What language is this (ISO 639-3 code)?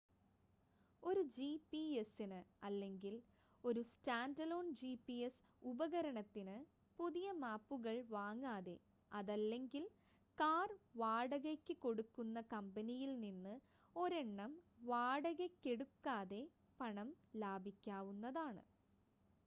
mal